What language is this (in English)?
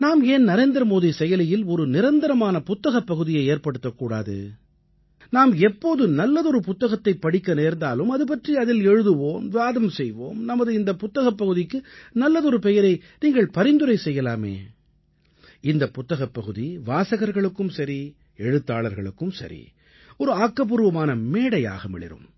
Tamil